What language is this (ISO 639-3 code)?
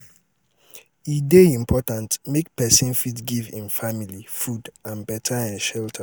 pcm